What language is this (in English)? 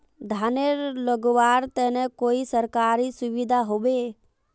Magahi